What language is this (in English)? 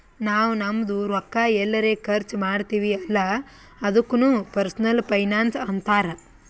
Kannada